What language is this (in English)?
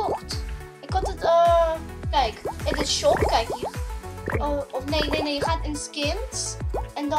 Dutch